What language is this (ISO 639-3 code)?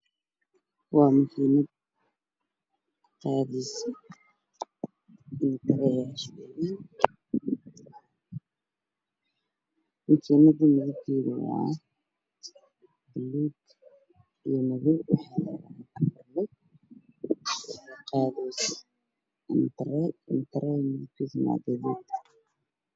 som